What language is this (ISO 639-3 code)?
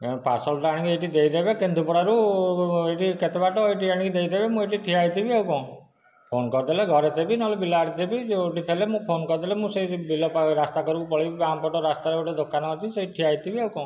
ori